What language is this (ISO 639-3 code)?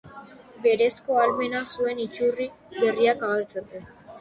eus